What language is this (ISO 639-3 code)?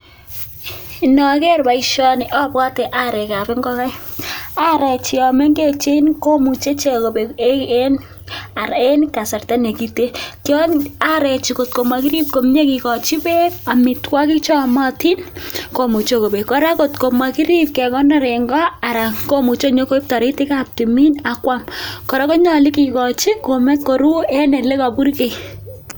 kln